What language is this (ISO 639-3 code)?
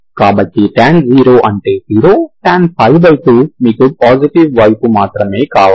tel